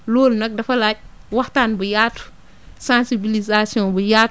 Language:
Wolof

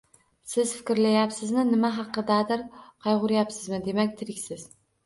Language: Uzbek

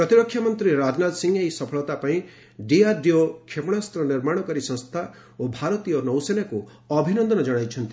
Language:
Odia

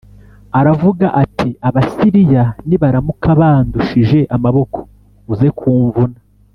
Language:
Kinyarwanda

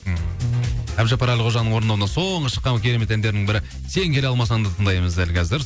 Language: Kazakh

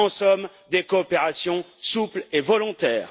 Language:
French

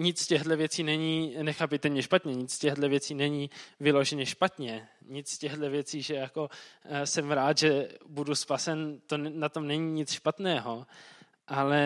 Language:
Czech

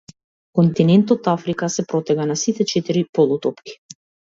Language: Macedonian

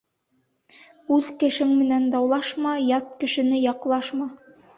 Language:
Bashkir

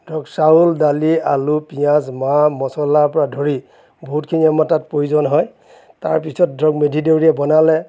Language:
Assamese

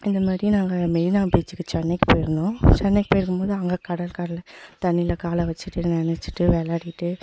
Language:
Tamil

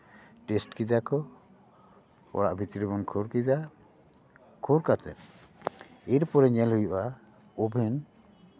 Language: Santali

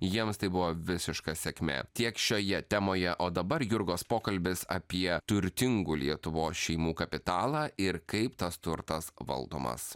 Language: Lithuanian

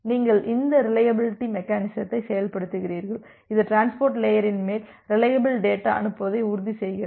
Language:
Tamil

